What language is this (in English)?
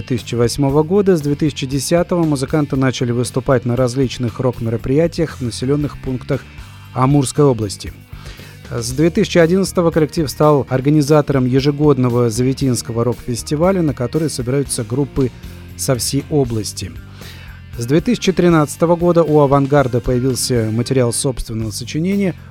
Russian